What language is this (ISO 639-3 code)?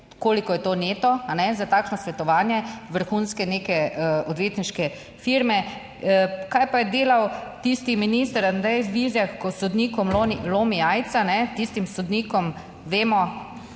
slv